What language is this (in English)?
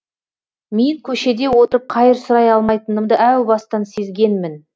Kazakh